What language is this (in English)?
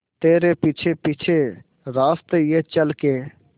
Hindi